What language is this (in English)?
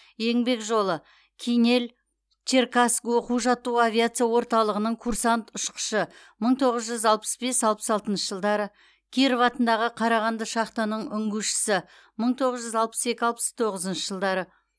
Kazakh